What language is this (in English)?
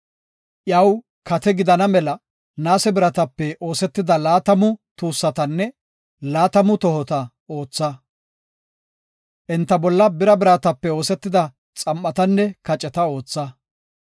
Gofa